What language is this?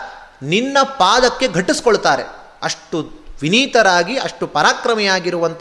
Kannada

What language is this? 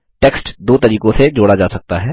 Hindi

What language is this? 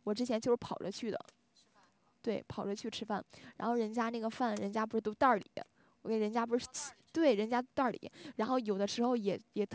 Chinese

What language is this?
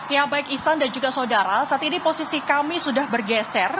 Indonesian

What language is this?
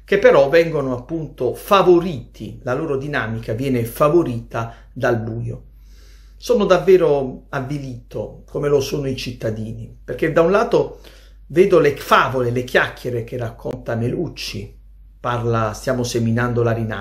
Italian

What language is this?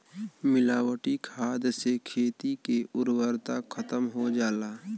Bhojpuri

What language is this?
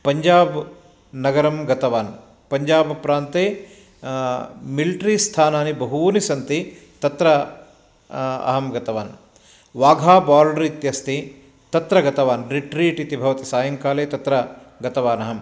Sanskrit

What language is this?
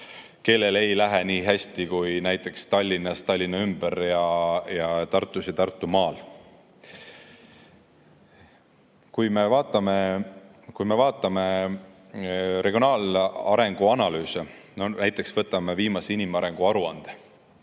Estonian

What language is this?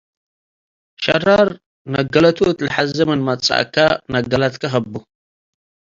Tigre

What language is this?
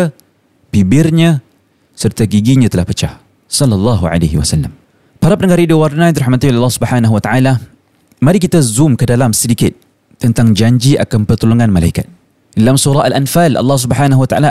Malay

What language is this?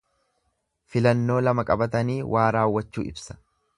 Oromo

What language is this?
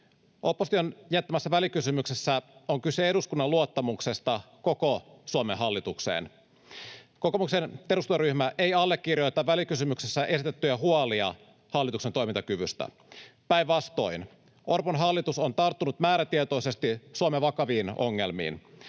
Finnish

